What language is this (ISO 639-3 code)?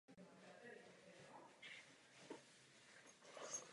ces